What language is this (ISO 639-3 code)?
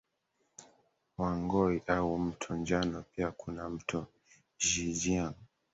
swa